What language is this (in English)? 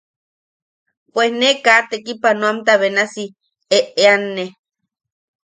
Yaqui